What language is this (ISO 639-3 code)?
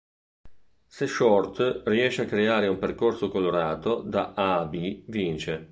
ita